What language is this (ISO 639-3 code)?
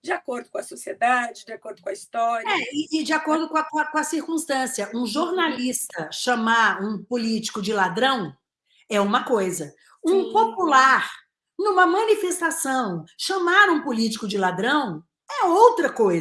por